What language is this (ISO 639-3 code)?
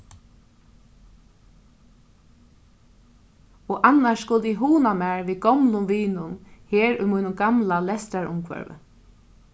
fao